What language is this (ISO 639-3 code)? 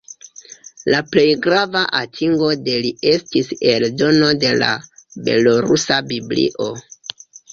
epo